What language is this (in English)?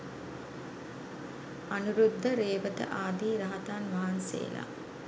Sinhala